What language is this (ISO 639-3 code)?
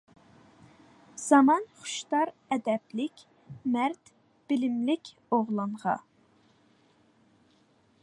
uig